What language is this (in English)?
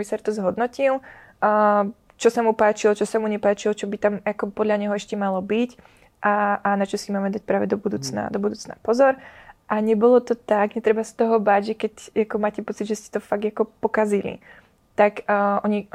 Czech